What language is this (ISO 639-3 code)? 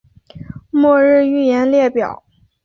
zho